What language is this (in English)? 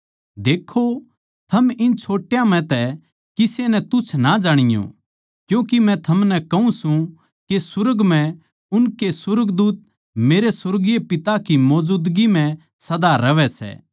Haryanvi